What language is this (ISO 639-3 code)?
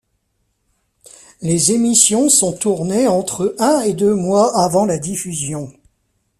fra